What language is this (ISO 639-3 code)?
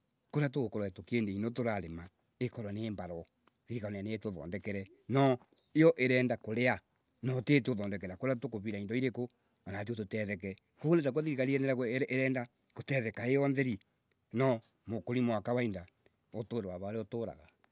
ebu